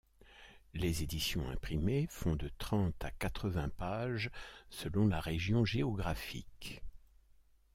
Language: French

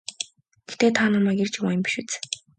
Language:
Mongolian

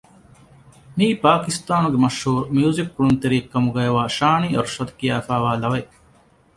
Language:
Divehi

